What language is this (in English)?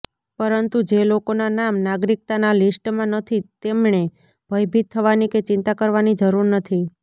Gujarati